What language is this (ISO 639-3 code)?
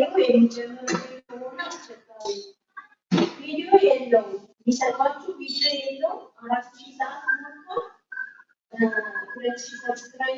amh